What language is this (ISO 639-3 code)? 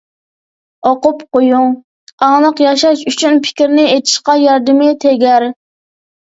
uig